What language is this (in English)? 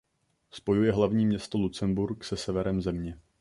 Czech